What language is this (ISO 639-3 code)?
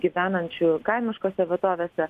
lit